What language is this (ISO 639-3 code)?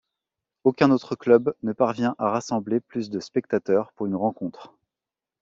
fra